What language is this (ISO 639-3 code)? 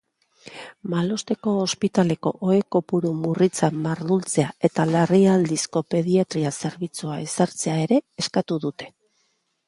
eus